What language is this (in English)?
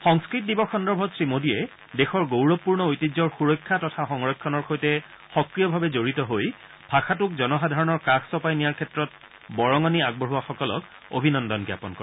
Assamese